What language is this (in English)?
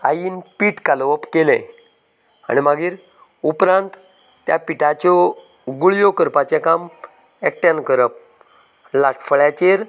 Konkani